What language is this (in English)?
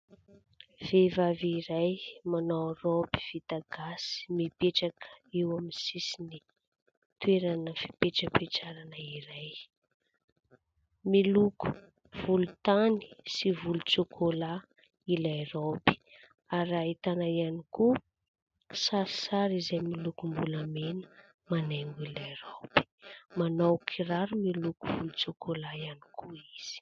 Malagasy